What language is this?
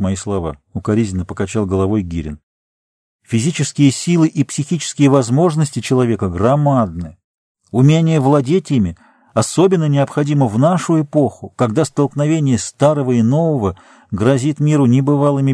Russian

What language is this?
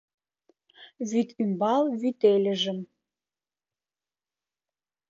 Mari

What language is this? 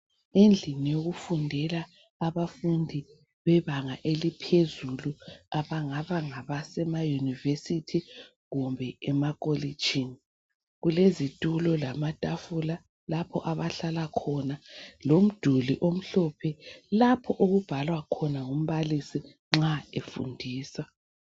North Ndebele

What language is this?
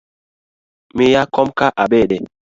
Luo (Kenya and Tanzania)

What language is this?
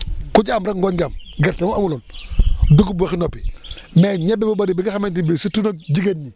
Wolof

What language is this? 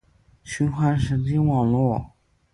Chinese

